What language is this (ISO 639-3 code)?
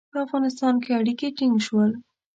pus